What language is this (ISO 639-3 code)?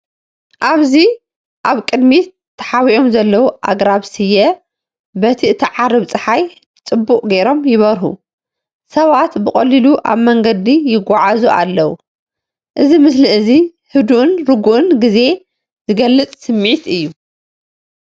tir